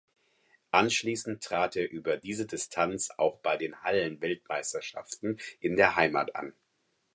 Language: German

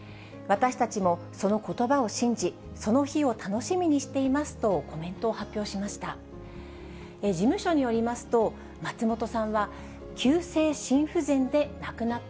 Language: Japanese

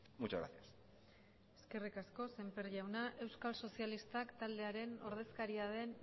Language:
Basque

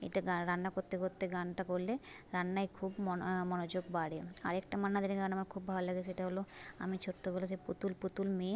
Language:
Bangla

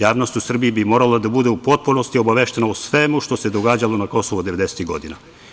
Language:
Serbian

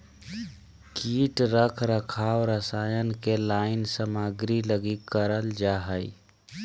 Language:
Magahi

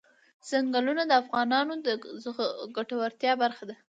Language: Pashto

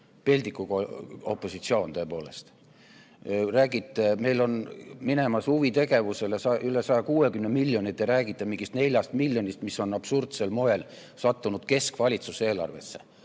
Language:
Estonian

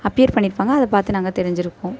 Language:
Tamil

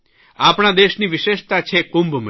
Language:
Gujarati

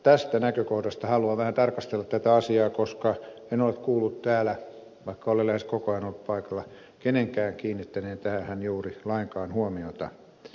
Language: Finnish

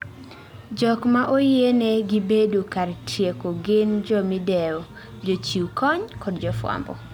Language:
Luo (Kenya and Tanzania)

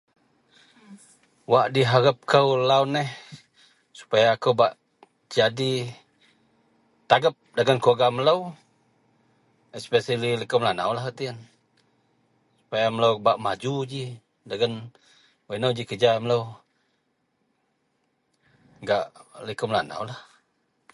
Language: Central Melanau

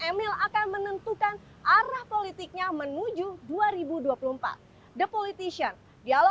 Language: Indonesian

